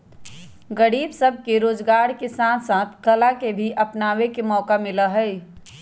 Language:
Magahi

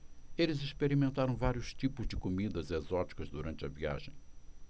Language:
Portuguese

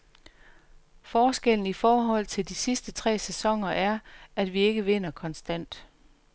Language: Danish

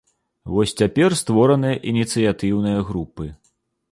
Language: Belarusian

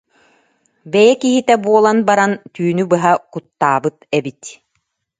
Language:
Yakut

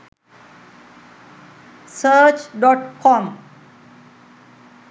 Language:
Sinhala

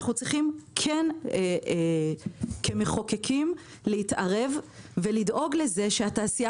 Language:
Hebrew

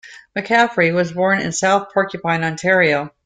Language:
English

